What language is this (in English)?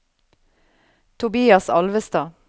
Norwegian